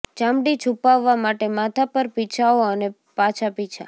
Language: Gujarati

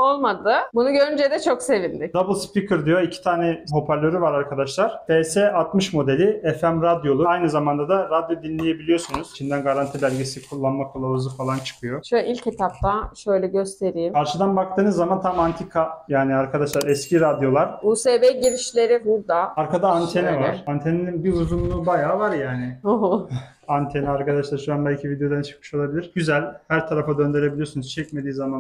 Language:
Turkish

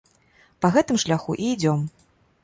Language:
Belarusian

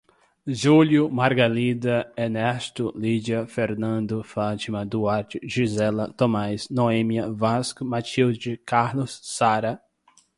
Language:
Portuguese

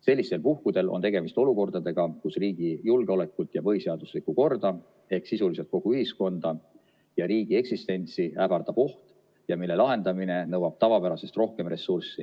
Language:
Estonian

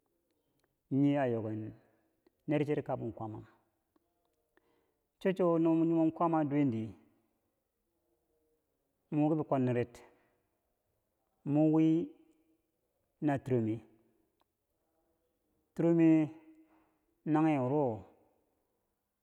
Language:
Bangwinji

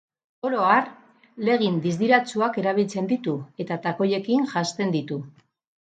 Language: Basque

